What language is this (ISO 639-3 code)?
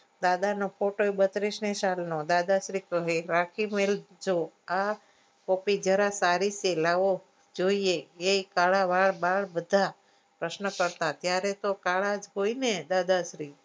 guj